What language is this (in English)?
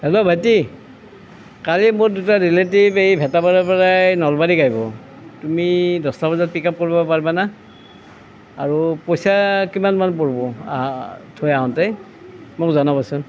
Assamese